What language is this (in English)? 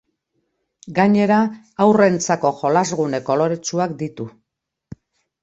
Basque